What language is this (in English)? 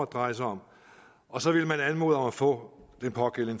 Danish